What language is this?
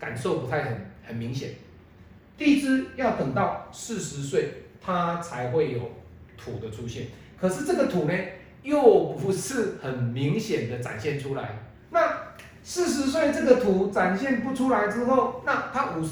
Chinese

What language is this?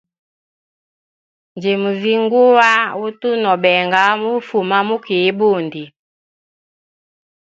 Hemba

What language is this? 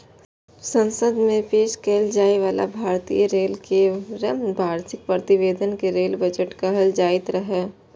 Maithili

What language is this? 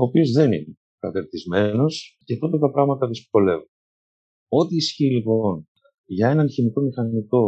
Greek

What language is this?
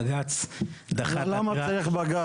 Hebrew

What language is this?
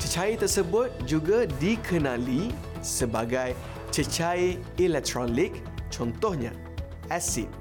Malay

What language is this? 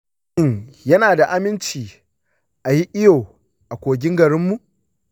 Hausa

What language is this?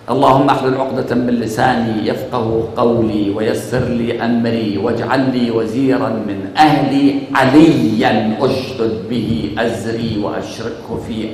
Arabic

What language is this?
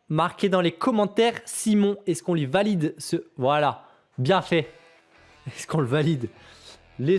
French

